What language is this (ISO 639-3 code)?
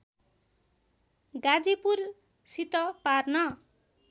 nep